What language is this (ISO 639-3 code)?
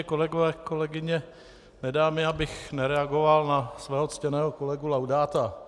ces